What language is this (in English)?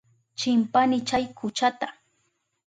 Southern Pastaza Quechua